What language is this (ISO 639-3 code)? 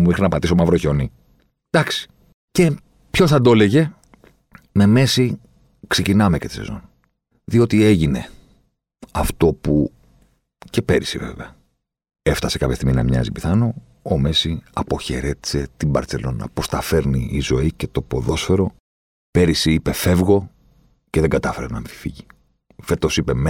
ell